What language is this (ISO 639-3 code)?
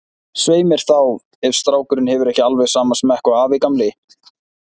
isl